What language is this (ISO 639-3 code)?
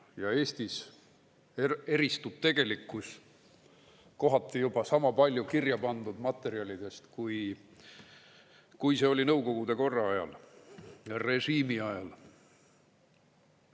est